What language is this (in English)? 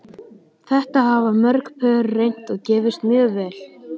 Icelandic